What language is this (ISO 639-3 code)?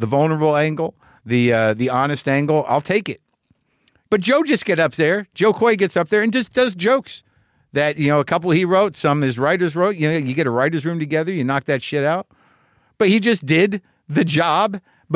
eng